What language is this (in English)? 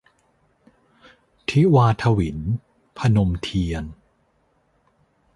Thai